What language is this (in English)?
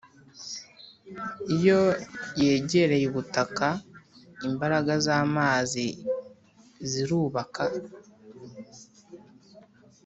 Kinyarwanda